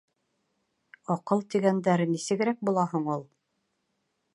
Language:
Bashkir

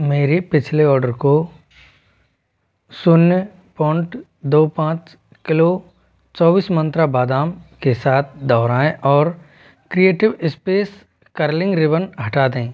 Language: Hindi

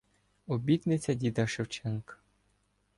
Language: Ukrainian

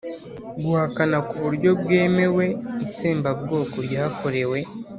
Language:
Kinyarwanda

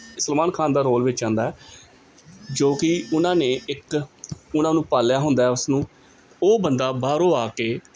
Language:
Punjabi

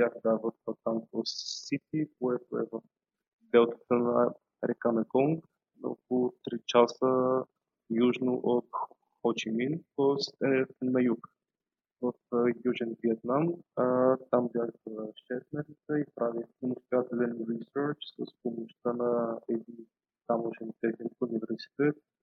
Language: Bulgarian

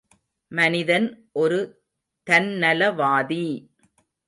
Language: Tamil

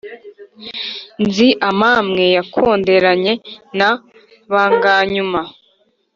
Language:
Kinyarwanda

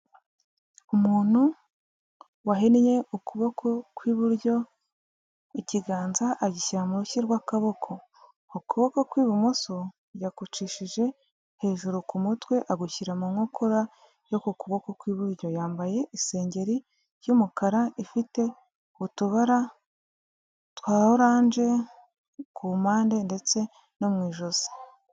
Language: Kinyarwanda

